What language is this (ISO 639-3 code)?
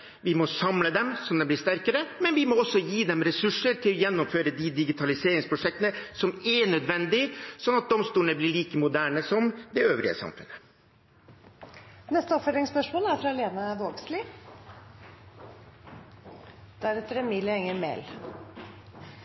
nor